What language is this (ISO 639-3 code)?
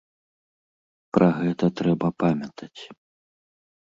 bel